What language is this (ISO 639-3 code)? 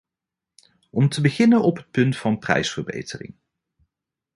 nld